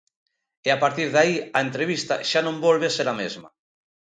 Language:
Galician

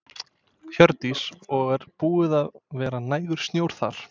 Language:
Icelandic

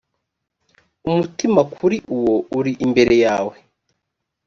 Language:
Kinyarwanda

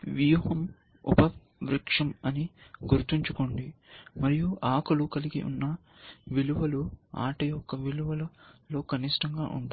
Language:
Telugu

